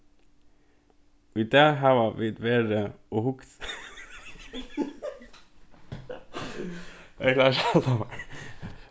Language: Faroese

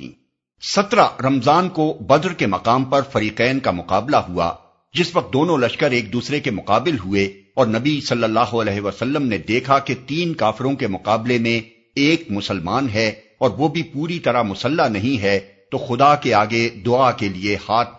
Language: Urdu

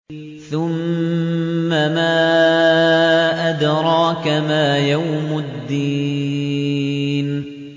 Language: Arabic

